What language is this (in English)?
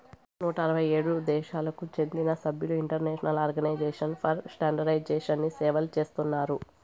Telugu